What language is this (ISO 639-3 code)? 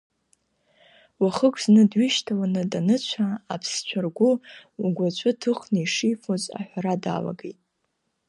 abk